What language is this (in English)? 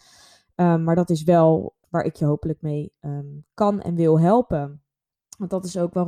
Dutch